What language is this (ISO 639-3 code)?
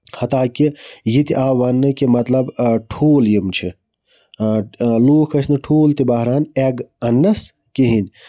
kas